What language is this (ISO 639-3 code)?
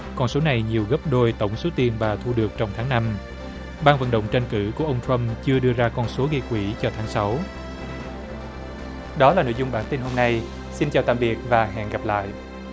vie